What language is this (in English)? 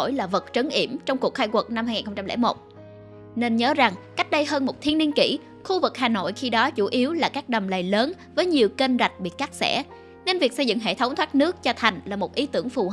Vietnamese